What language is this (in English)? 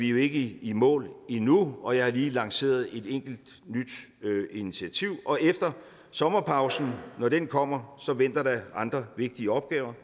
Danish